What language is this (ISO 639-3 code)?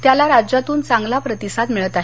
mar